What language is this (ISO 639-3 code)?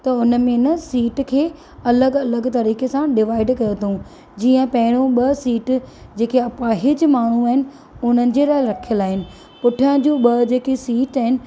snd